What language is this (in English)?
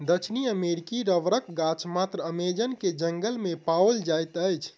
Maithili